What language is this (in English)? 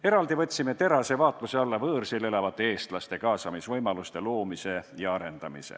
Estonian